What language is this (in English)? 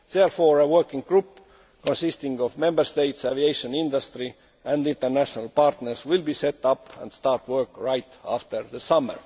English